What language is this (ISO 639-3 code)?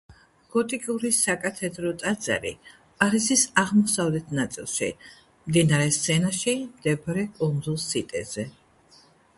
kat